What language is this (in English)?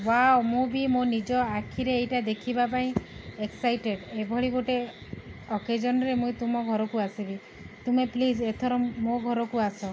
Odia